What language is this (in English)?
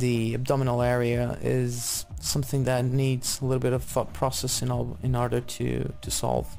English